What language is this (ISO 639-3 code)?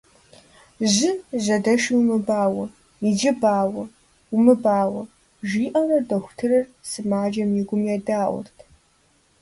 kbd